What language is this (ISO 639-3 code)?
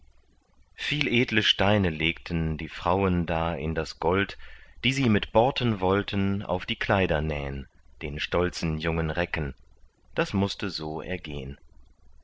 deu